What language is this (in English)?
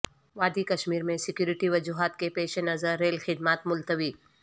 Urdu